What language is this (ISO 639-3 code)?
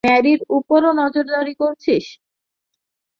ben